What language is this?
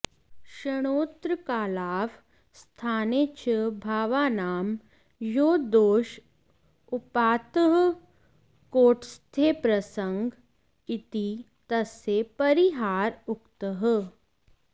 Sanskrit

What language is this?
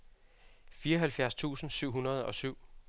Danish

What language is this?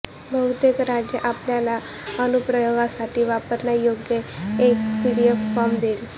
Marathi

